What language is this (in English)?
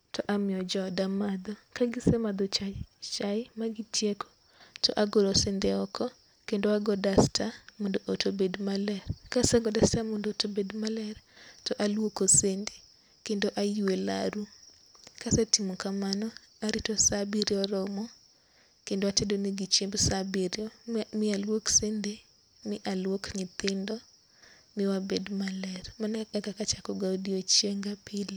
Luo (Kenya and Tanzania)